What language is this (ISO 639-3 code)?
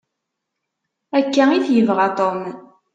kab